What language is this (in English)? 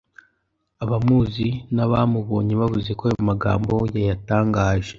Kinyarwanda